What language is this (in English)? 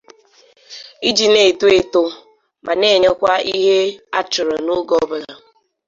Igbo